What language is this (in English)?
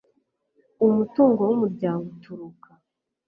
Kinyarwanda